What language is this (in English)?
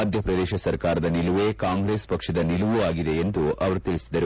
Kannada